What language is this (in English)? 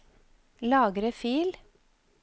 Norwegian